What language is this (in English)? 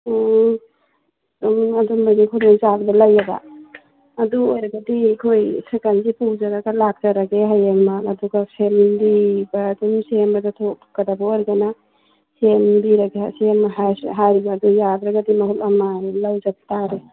Manipuri